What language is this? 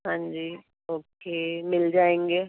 Urdu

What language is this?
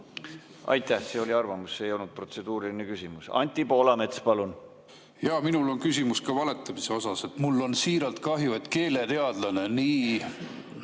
Estonian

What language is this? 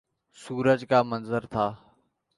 Urdu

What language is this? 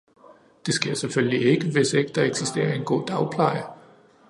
Danish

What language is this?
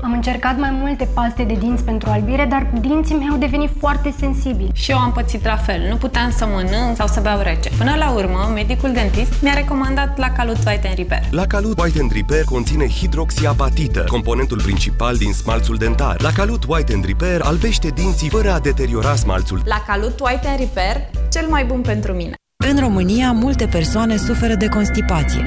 Romanian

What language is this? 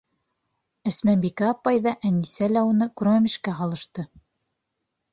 Bashkir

